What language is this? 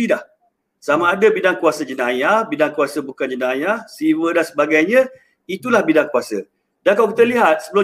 Malay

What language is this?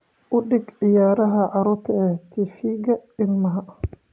Somali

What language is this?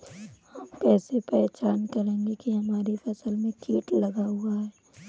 Hindi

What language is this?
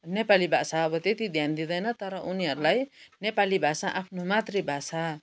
Nepali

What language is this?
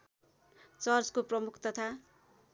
Nepali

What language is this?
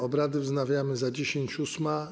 Polish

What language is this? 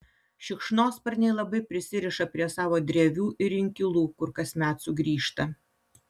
Lithuanian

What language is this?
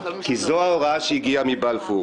Hebrew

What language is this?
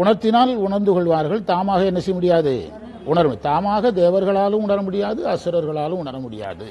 Tamil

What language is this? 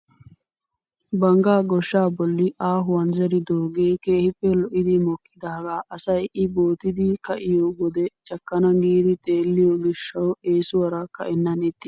Wolaytta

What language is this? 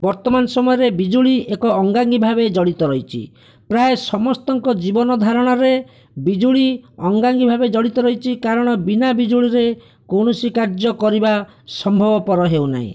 Odia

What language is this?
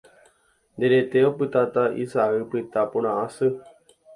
Guarani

